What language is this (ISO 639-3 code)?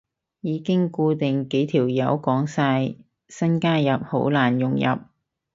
yue